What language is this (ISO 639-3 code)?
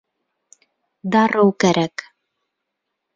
bak